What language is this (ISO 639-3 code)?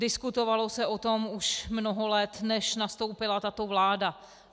ces